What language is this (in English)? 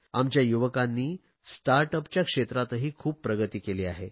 Marathi